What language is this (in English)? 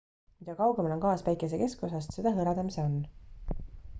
Estonian